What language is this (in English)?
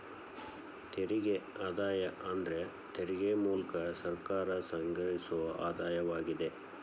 Kannada